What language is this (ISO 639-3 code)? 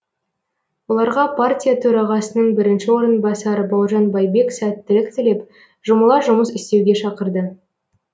kaz